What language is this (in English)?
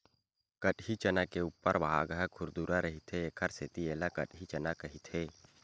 Chhattisgarhi